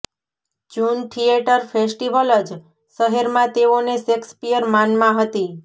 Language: Gujarati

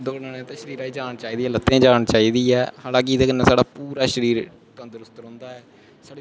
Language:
Dogri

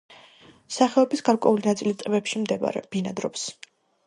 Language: Georgian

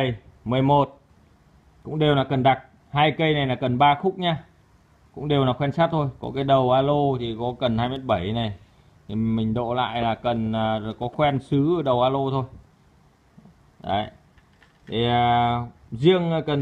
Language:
Vietnamese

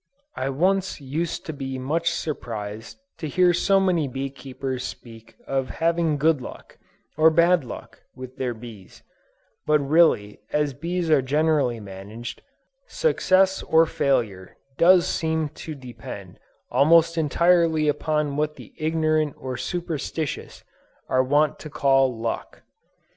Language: English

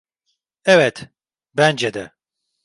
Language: Turkish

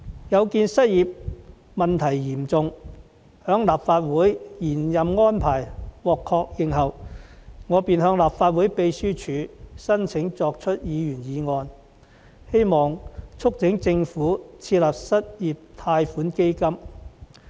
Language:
Cantonese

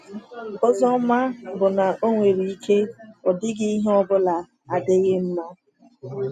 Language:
Igbo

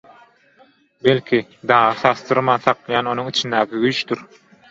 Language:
Turkmen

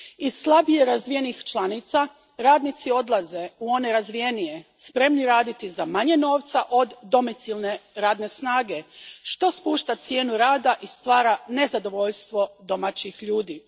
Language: Croatian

